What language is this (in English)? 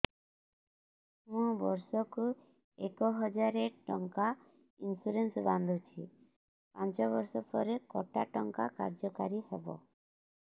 Odia